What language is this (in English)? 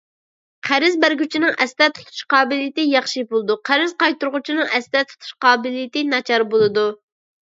Uyghur